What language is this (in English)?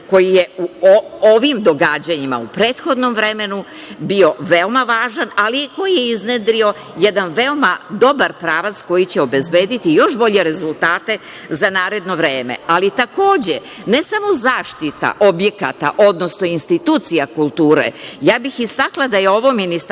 Serbian